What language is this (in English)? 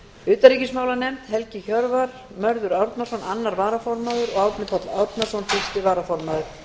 Icelandic